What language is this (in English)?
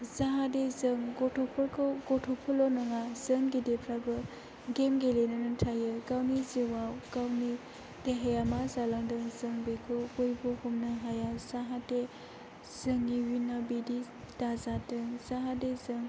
Bodo